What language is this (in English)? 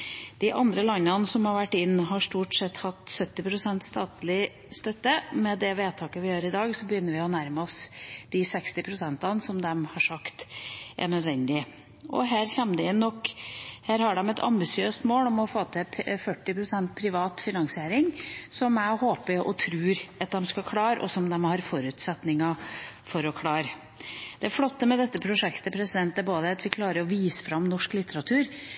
Norwegian Bokmål